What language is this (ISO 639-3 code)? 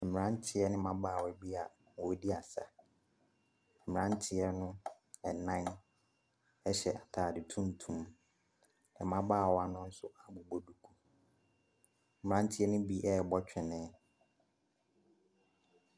aka